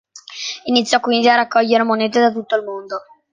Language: Italian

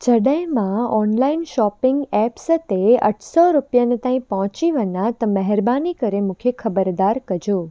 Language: Sindhi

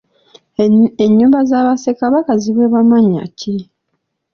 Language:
Ganda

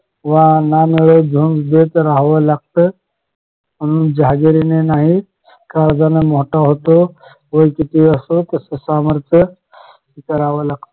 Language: Marathi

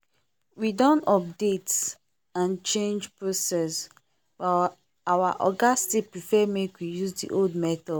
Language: Nigerian Pidgin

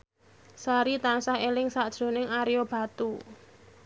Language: Javanese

